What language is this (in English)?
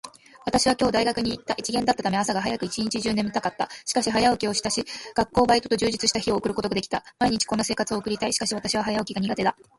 Japanese